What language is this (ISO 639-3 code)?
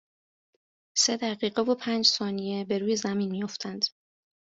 fas